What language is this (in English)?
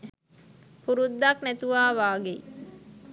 Sinhala